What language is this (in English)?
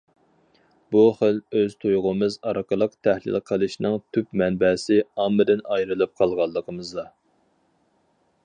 Uyghur